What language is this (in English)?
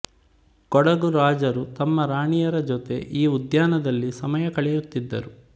Kannada